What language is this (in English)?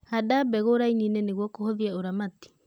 Kikuyu